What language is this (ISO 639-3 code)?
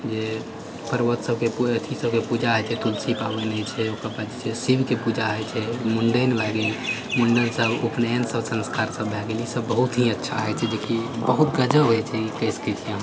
mai